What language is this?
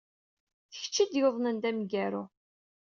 Kabyle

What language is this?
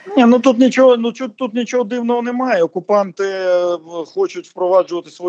Ukrainian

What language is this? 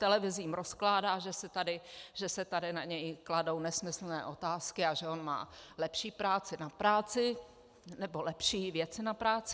Czech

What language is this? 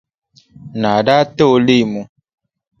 Dagbani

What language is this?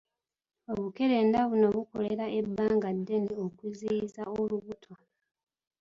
Ganda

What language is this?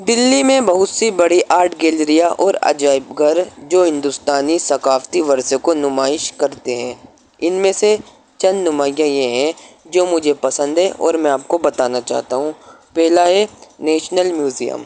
Urdu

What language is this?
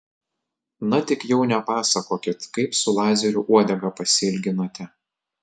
Lithuanian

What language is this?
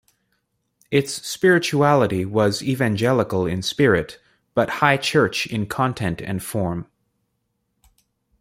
English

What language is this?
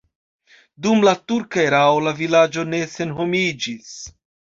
Esperanto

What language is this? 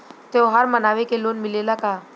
Bhojpuri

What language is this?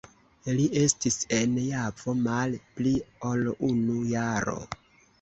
Esperanto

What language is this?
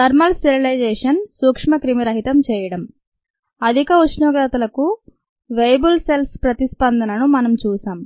Telugu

